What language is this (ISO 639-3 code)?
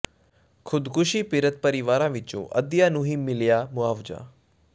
pan